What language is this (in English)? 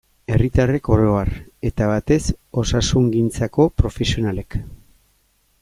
Basque